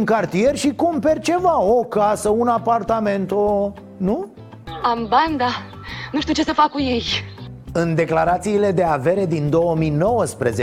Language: Romanian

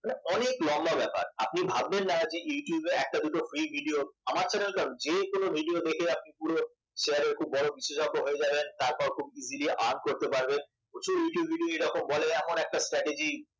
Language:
Bangla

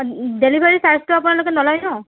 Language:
Assamese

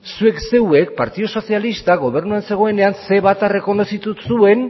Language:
Basque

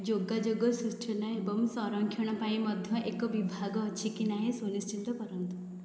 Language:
Odia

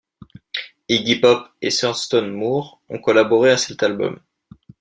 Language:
French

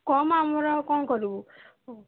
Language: Odia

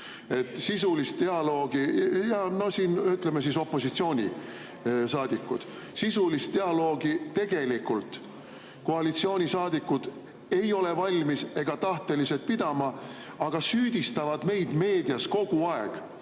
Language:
Estonian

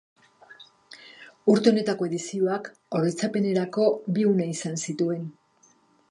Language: Basque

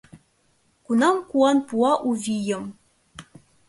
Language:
Mari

